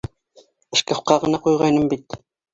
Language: Bashkir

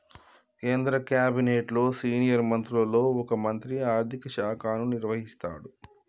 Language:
Telugu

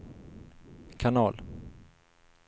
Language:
Swedish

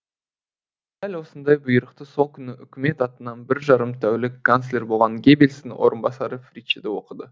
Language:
Kazakh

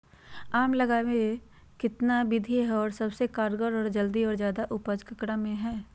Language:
Magahi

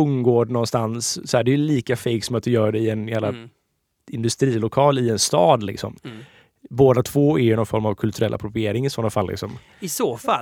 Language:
Swedish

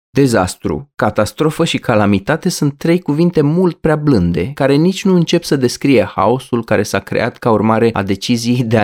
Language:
Romanian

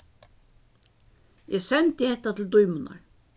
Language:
Faroese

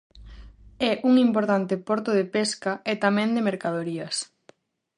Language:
Galician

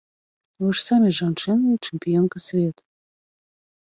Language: Belarusian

